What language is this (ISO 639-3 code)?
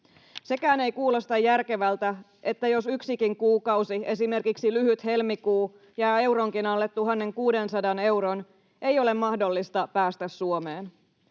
fin